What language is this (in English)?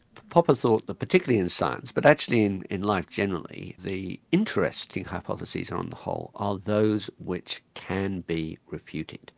English